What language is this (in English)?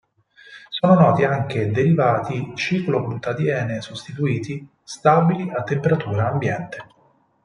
Italian